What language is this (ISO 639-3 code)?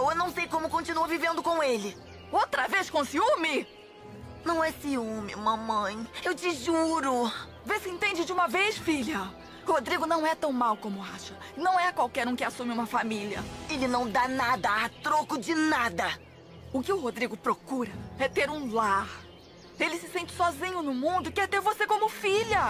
por